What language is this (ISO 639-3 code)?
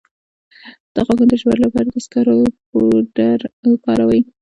pus